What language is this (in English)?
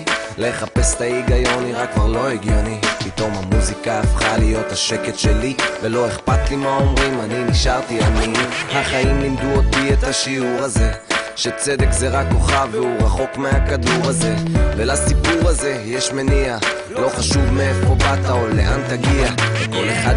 Hebrew